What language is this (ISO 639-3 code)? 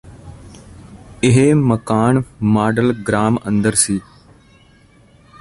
pan